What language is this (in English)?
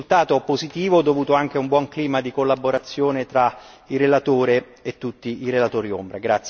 Italian